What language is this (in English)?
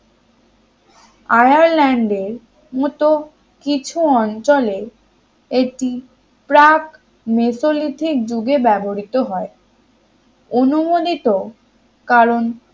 Bangla